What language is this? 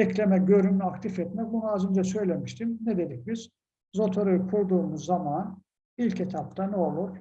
Turkish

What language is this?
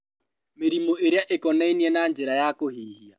Kikuyu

